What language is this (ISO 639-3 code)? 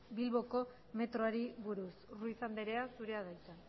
eus